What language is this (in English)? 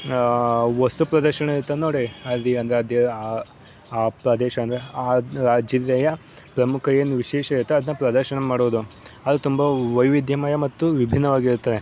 Kannada